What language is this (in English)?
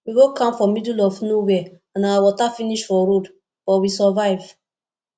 Nigerian Pidgin